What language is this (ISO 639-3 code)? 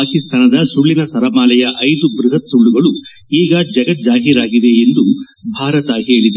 kan